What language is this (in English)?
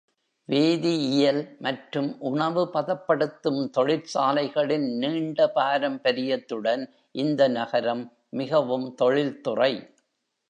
Tamil